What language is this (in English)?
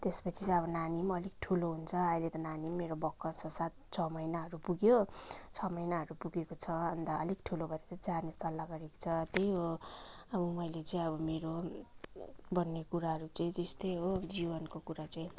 Nepali